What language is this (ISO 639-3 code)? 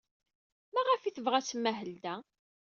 kab